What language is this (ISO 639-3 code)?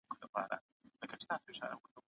pus